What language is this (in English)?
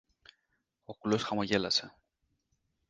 Greek